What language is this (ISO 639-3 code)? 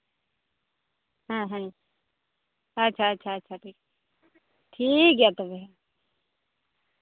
sat